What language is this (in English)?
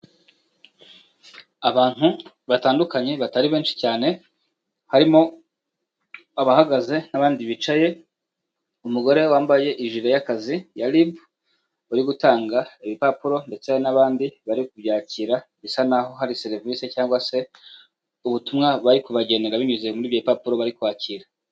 Kinyarwanda